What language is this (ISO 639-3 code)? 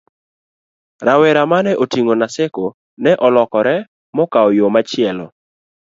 luo